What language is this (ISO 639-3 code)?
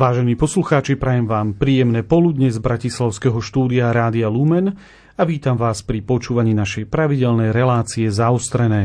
slk